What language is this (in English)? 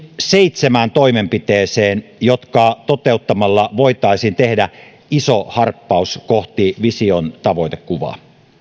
Finnish